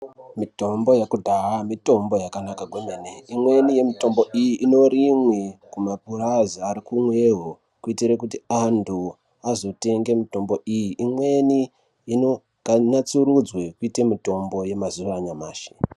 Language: Ndau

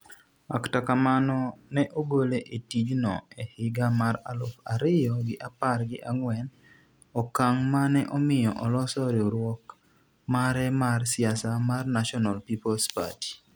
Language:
Luo (Kenya and Tanzania)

